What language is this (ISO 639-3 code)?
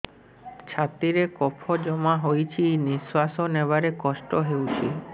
ori